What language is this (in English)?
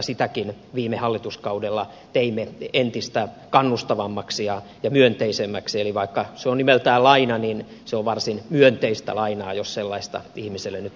Finnish